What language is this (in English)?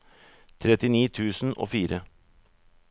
Norwegian